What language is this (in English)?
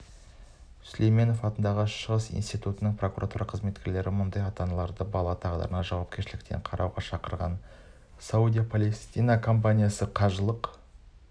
Kazakh